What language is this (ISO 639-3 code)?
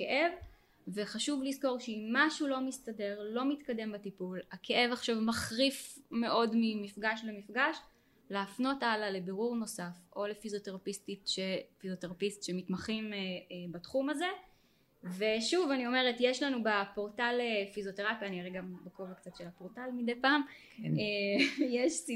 heb